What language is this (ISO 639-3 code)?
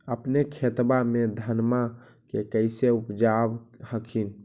mag